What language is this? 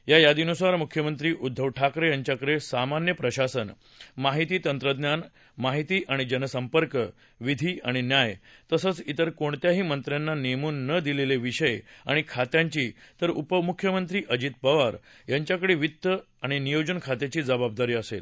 Marathi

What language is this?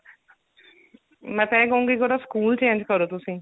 Punjabi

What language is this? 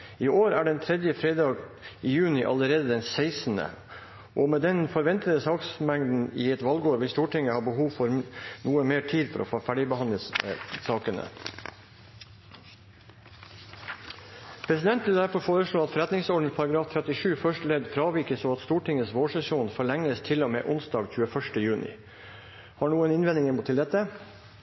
Norwegian Bokmål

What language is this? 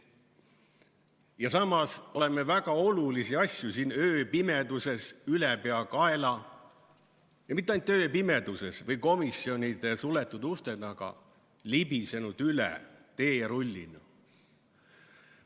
Estonian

